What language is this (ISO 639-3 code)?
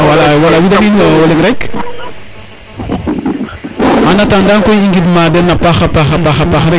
srr